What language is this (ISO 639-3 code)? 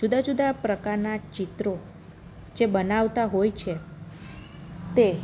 guj